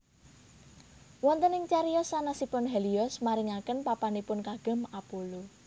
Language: Javanese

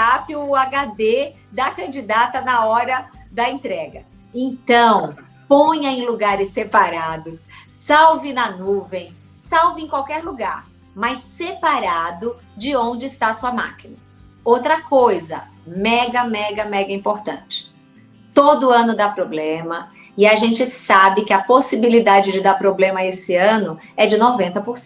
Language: Portuguese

